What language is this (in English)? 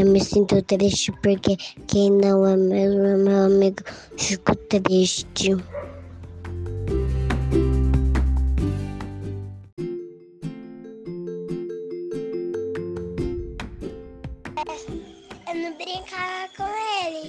Portuguese